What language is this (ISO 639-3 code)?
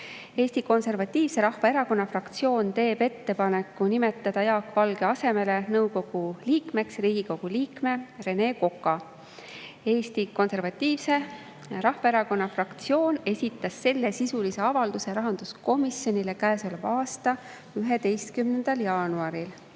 est